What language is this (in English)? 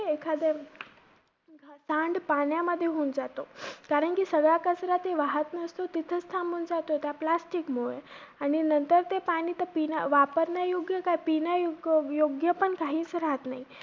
Marathi